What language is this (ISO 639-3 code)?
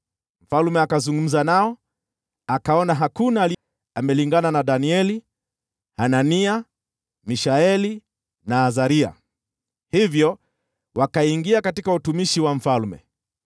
swa